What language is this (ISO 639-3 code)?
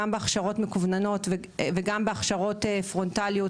heb